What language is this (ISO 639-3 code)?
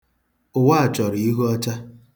ibo